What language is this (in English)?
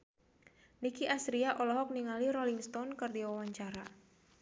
Sundanese